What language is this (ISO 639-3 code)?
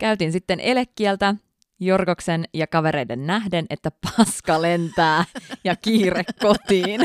fin